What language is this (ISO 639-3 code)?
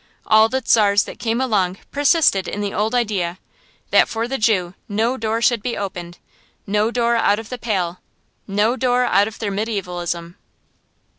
eng